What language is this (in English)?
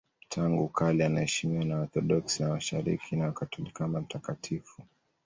Swahili